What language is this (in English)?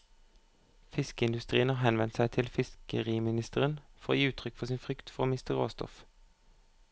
Norwegian